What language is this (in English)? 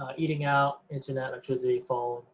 English